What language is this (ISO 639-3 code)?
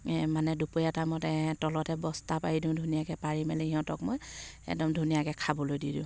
asm